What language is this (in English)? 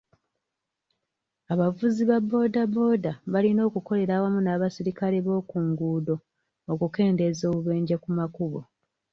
Ganda